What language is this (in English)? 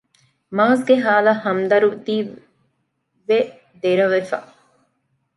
Divehi